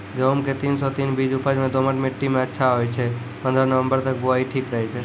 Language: Maithili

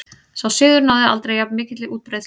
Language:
Icelandic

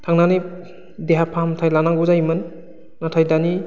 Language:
Bodo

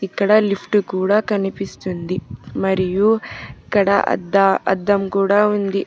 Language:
Telugu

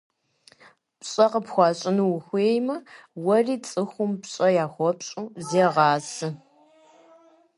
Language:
Kabardian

